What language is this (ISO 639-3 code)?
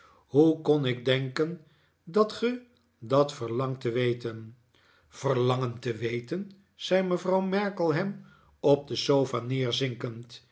nld